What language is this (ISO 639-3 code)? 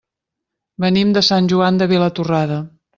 cat